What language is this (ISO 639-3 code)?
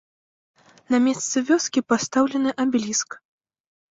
bel